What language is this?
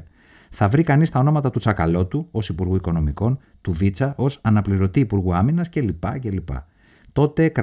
Greek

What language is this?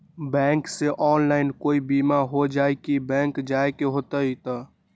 Magahi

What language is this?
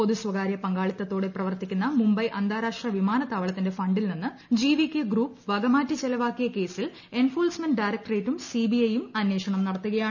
Malayalam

